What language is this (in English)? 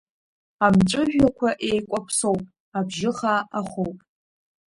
Abkhazian